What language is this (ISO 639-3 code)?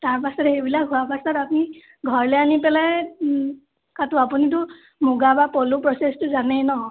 asm